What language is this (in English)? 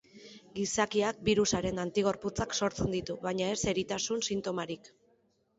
Basque